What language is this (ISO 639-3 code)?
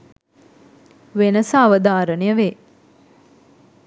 sin